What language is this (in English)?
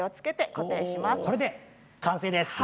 Japanese